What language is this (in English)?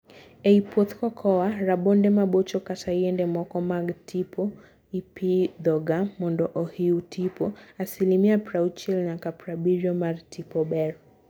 Luo (Kenya and Tanzania)